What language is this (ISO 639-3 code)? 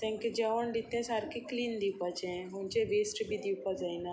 kok